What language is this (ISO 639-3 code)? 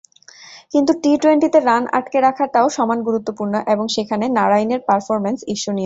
ben